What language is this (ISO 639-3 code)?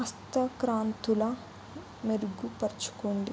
tel